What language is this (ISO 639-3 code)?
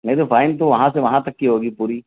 urd